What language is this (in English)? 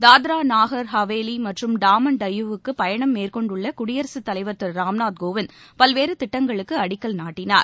Tamil